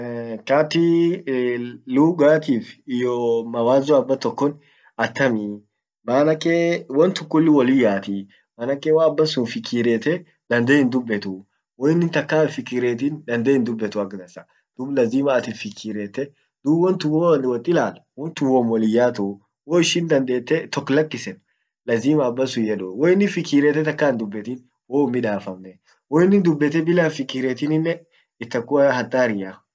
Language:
Orma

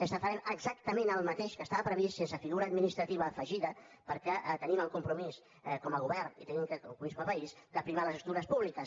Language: Catalan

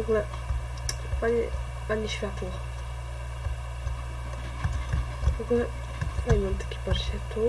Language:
Polish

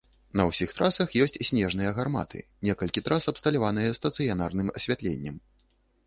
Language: Belarusian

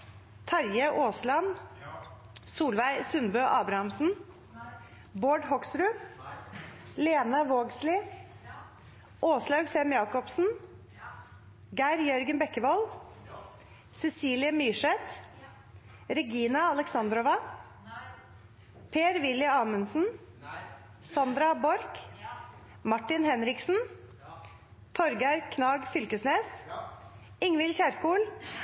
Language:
Norwegian Nynorsk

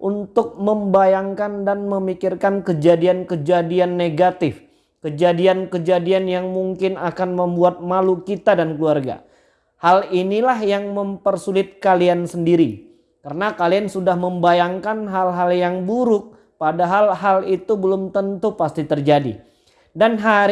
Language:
Indonesian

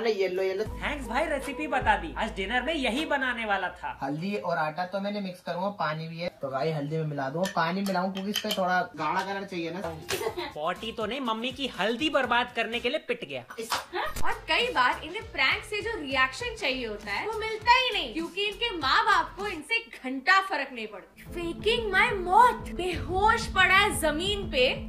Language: Hindi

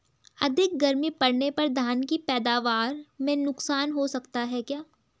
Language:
Hindi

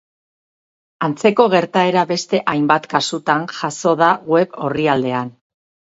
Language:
Basque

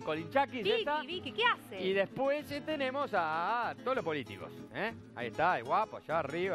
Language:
Spanish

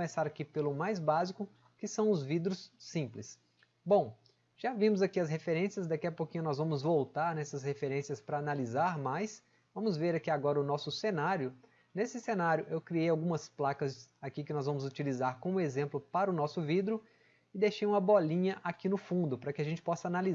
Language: Portuguese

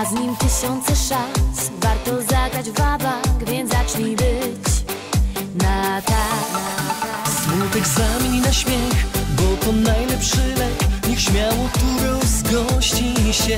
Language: Polish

